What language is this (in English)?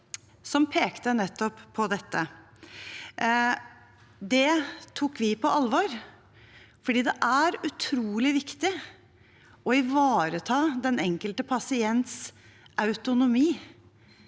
Norwegian